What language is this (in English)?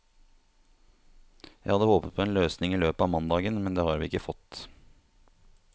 Norwegian